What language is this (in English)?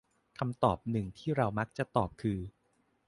Thai